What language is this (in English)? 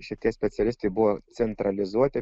Lithuanian